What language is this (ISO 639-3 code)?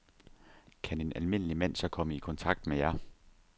dan